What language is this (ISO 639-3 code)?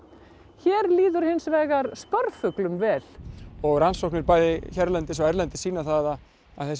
isl